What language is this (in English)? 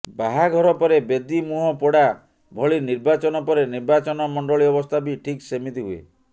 Odia